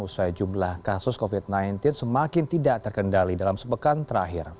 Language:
Indonesian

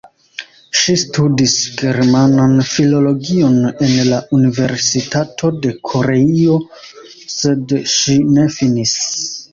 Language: Esperanto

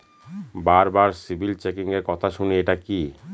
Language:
Bangla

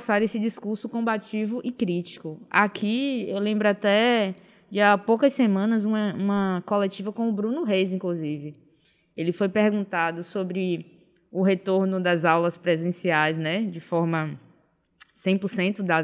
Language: Portuguese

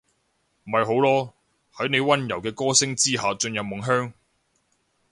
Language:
Cantonese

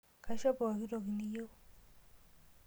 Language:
Masai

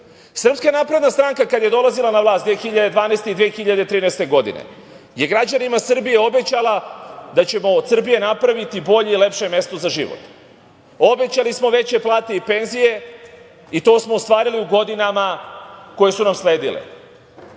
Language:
Serbian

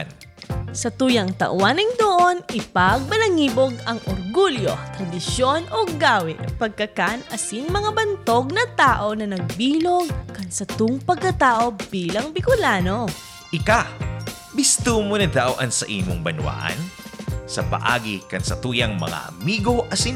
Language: Filipino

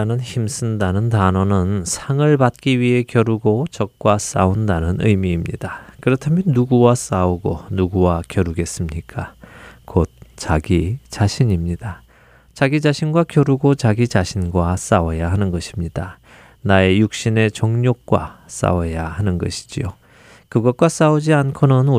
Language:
Korean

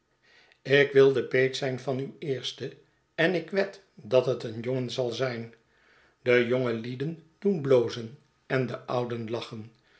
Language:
Dutch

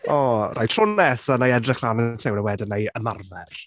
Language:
Welsh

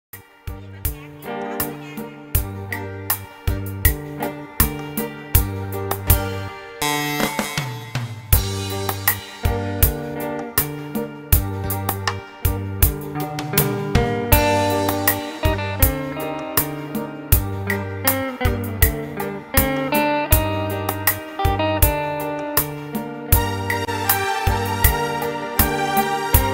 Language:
Thai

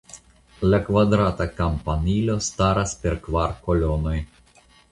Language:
Esperanto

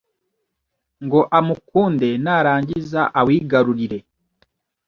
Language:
Kinyarwanda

